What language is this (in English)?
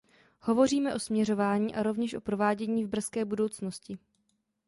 Czech